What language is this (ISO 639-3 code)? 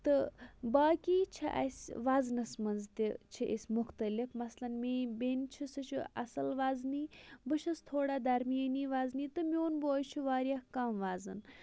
kas